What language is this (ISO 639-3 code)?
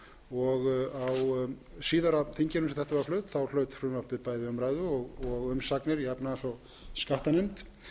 isl